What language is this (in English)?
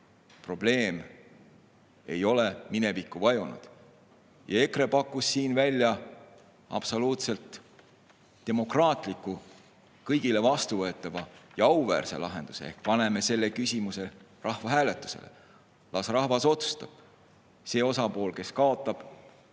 Estonian